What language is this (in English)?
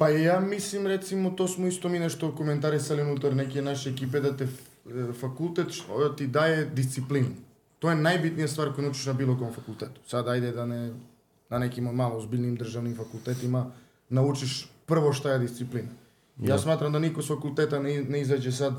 Croatian